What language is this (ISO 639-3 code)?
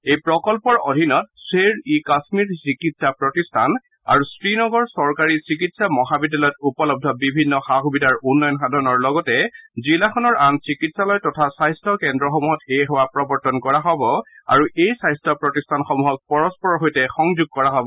asm